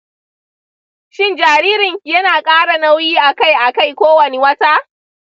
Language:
Hausa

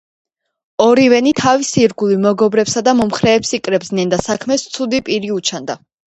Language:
Georgian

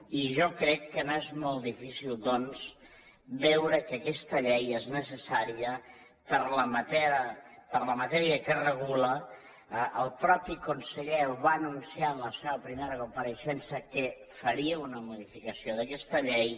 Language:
Catalan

